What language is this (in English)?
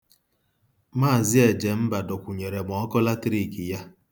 Igbo